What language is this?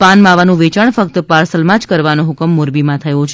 Gujarati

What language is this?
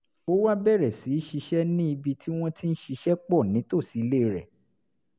Yoruba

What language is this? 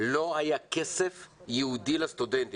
Hebrew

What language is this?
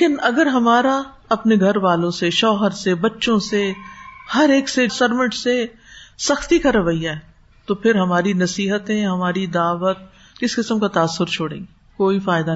Urdu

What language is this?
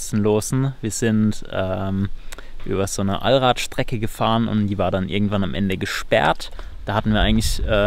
German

